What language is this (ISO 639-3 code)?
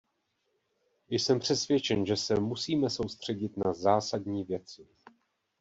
ces